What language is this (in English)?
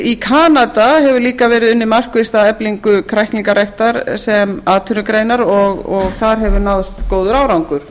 Icelandic